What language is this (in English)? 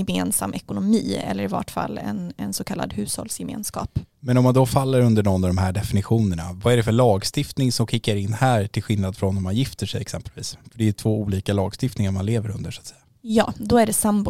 Swedish